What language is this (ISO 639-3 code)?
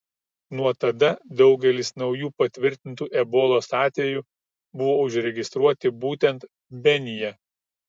lit